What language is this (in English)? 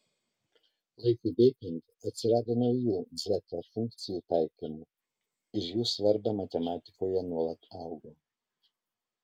Lithuanian